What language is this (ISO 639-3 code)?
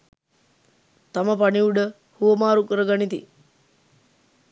sin